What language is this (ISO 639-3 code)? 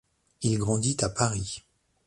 fra